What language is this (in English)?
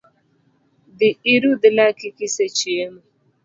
Luo (Kenya and Tanzania)